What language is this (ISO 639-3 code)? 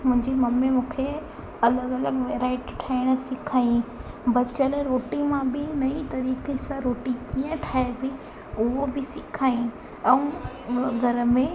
snd